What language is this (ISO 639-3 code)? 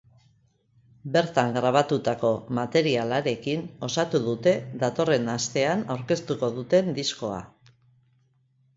eus